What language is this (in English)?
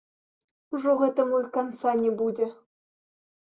Belarusian